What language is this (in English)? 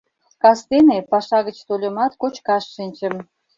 Mari